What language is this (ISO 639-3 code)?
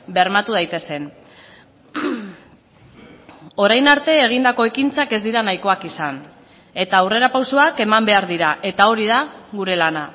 eus